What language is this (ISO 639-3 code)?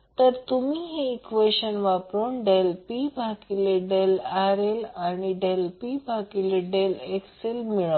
mar